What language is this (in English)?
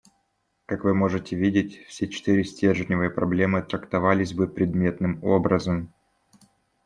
Russian